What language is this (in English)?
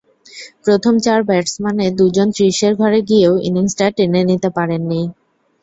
Bangla